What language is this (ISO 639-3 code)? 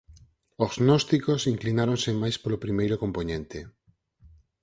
glg